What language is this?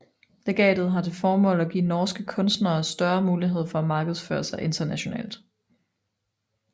Danish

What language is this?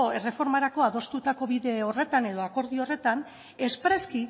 Basque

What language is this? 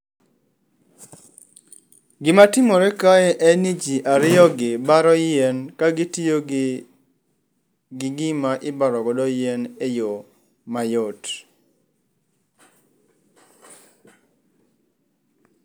Luo (Kenya and Tanzania)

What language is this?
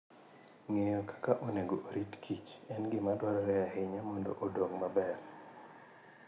Luo (Kenya and Tanzania)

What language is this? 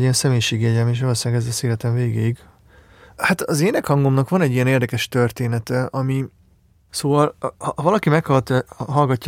Hungarian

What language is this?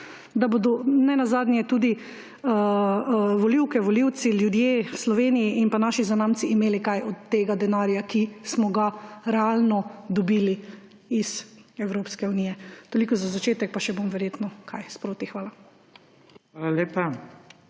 Slovenian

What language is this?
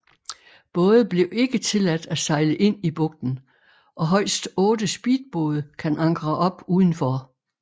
Danish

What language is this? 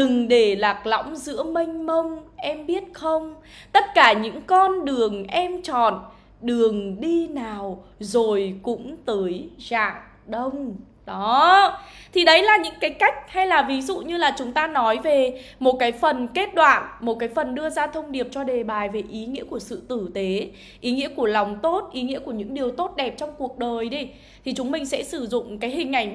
Vietnamese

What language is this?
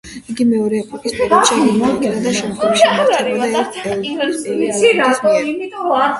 Georgian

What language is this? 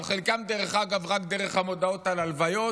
Hebrew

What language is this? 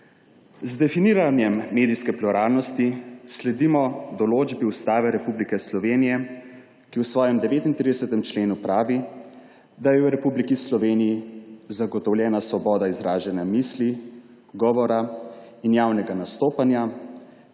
Slovenian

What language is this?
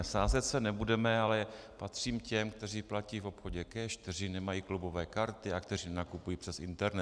Czech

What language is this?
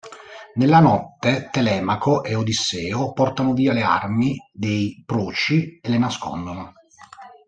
Italian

